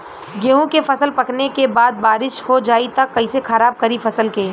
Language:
Bhojpuri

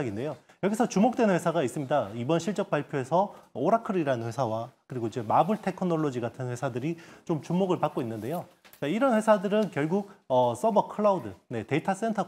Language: Korean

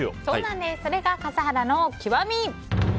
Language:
Japanese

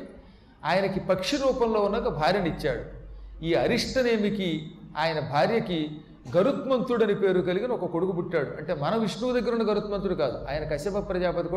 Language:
Telugu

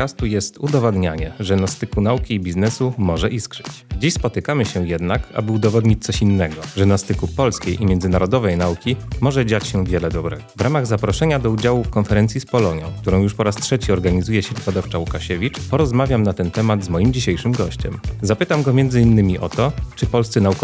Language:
Polish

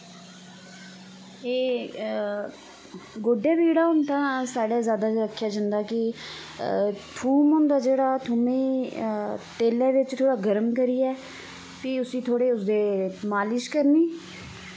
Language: Dogri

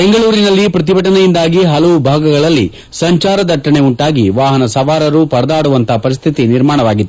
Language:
Kannada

